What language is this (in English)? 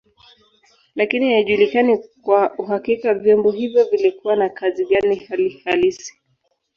Swahili